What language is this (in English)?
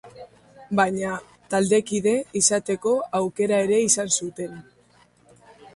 Basque